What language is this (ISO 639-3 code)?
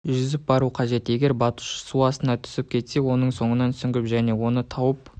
kaz